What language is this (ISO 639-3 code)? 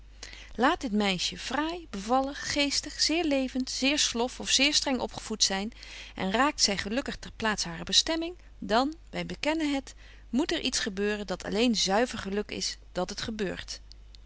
nld